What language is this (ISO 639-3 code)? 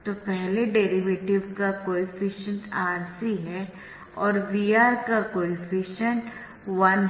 hin